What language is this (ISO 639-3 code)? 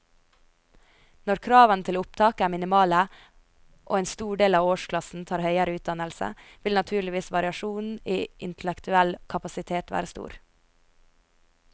nor